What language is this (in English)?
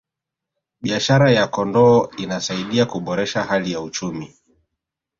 Swahili